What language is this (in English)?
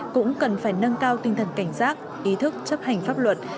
Vietnamese